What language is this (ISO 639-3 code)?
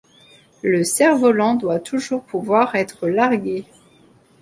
fra